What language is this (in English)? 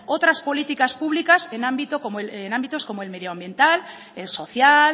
Spanish